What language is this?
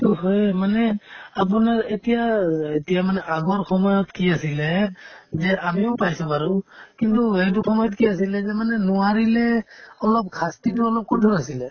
Assamese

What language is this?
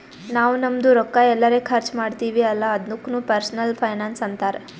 Kannada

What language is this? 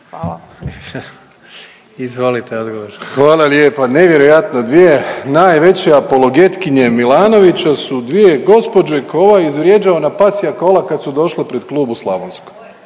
Croatian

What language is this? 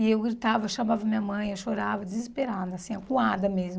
Portuguese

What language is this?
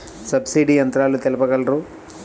Telugu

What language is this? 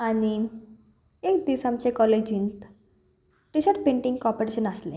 Konkani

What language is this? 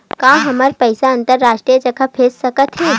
Chhattisgarhi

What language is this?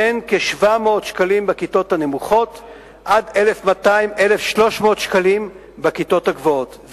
Hebrew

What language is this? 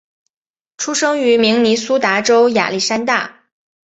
Chinese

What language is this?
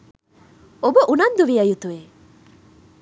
Sinhala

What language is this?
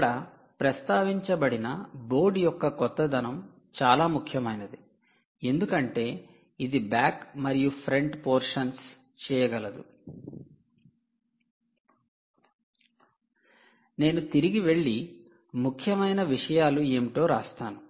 Telugu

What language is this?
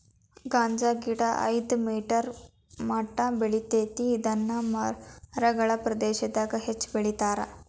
Kannada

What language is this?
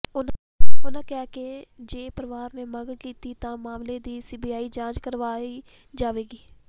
Punjabi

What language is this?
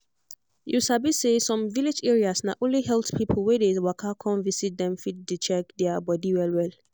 Nigerian Pidgin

